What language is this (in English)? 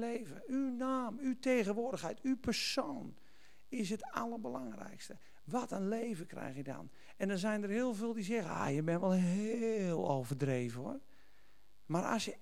Dutch